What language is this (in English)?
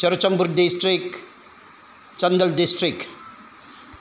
Manipuri